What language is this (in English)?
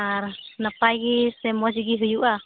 Santali